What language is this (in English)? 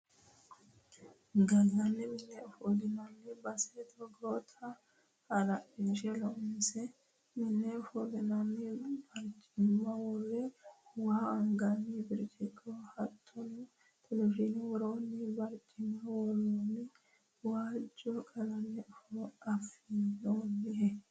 Sidamo